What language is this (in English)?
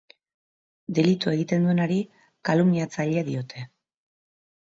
Basque